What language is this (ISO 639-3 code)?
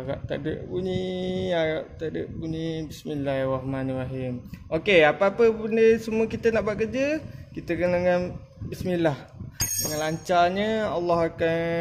msa